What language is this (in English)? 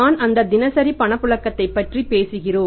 Tamil